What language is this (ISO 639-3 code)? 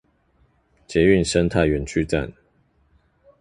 zho